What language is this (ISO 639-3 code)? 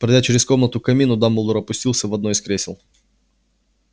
rus